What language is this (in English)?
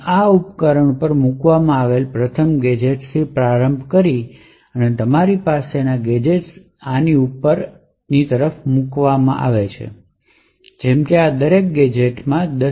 Gujarati